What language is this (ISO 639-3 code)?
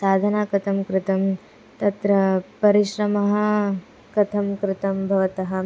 san